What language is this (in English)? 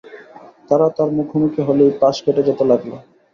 Bangla